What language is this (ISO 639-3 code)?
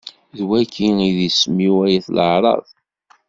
kab